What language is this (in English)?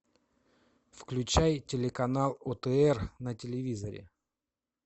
Russian